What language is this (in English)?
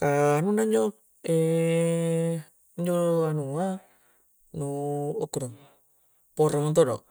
Coastal Konjo